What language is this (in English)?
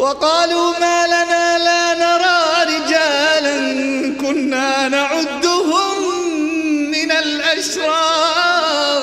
Arabic